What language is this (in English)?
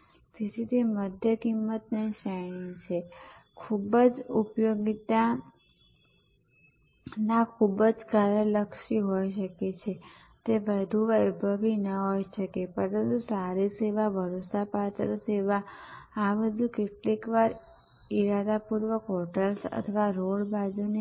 Gujarati